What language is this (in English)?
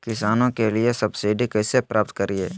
Magahi